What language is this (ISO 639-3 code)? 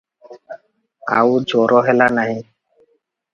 ori